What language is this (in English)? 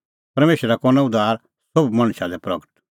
Kullu Pahari